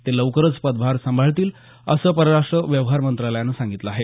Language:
Marathi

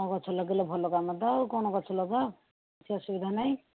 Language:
Odia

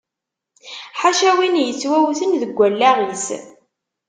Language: Kabyle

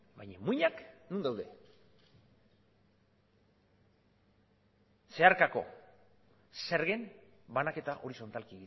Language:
Basque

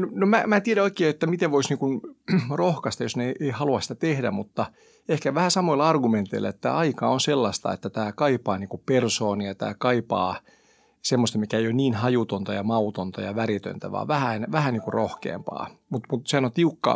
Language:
Finnish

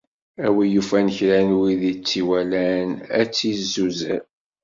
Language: Kabyle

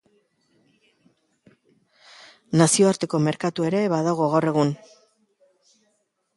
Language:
Basque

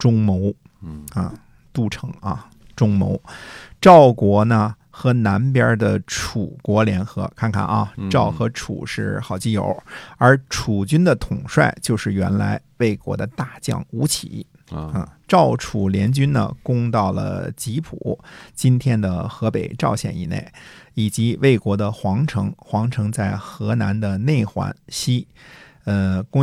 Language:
Chinese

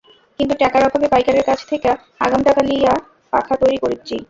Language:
Bangla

